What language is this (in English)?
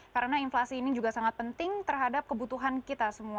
Indonesian